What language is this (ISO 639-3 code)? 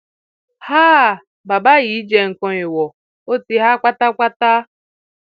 yor